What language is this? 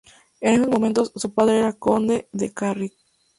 Spanish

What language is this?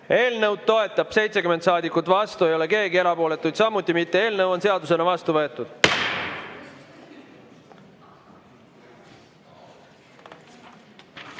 Estonian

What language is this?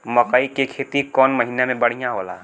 Bhojpuri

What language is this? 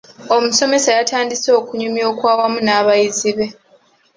Ganda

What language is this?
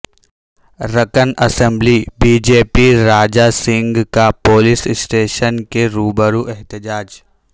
Urdu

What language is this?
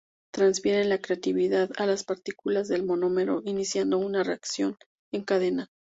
Spanish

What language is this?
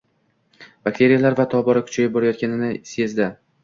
Uzbek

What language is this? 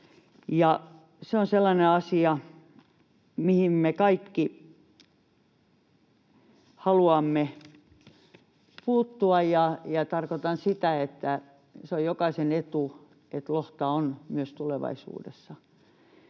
Finnish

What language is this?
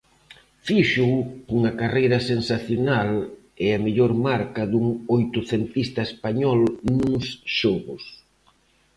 Galician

